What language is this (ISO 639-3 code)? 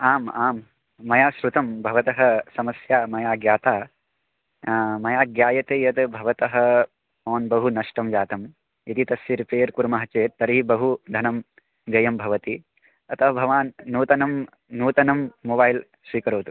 san